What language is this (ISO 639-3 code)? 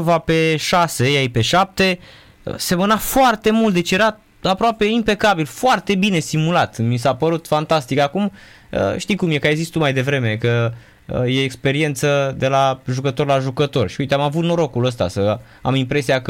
ron